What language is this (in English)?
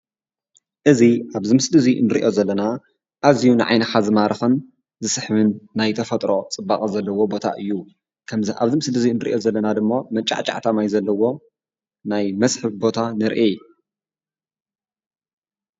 Tigrinya